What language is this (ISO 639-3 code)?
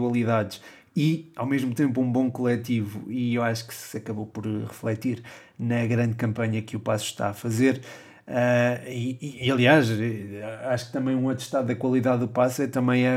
por